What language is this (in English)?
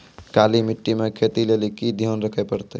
Maithili